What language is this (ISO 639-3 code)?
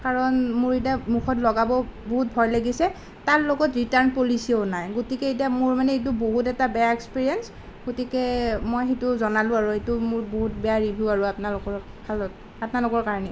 asm